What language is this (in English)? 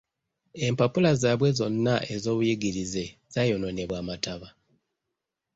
Ganda